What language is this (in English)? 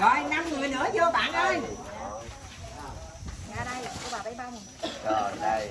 Vietnamese